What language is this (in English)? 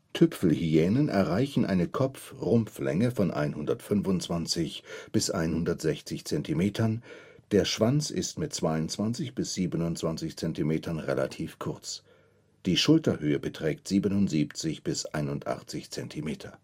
German